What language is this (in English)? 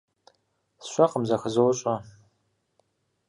Kabardian